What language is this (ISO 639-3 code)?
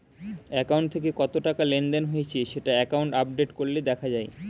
ben